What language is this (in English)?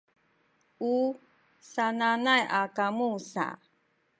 Sakizaya